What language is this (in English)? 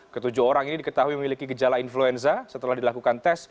Indonesian